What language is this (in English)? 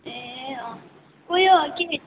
Nepali